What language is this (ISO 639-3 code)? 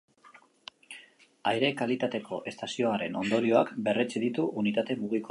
eus